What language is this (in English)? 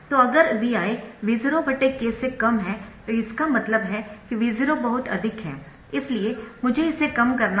Hindi